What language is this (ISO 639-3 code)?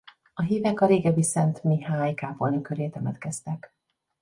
hun